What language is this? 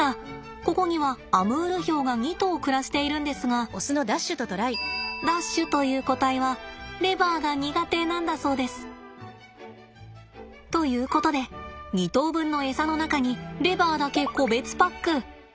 Japanese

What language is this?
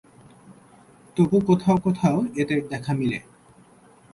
Bangla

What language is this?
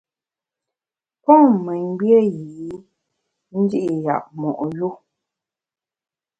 Bamun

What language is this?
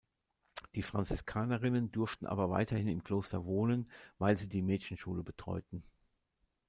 German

